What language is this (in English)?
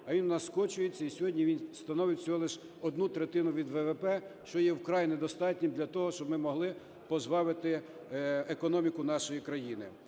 Ukrainian